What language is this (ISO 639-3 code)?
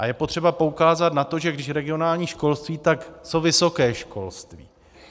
ces